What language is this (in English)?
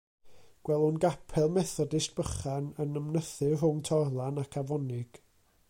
Welsh